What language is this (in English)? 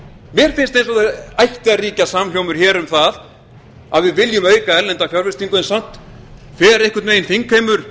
Icelandic